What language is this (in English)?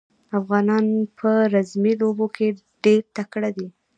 Pashto